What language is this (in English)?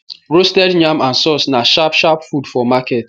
Nigerian Pidgin